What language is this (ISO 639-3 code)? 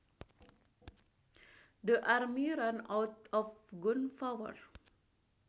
sun